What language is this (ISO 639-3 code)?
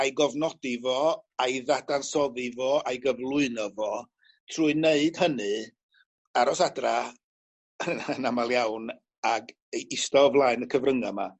cym